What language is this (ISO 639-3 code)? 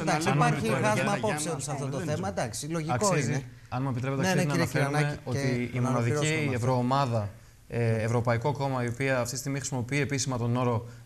ell